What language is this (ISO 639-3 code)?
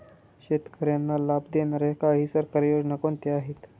mar